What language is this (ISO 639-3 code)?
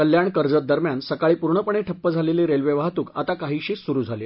mar